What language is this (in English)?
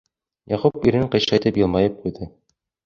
Bashkir